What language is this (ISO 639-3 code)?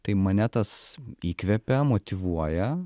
lit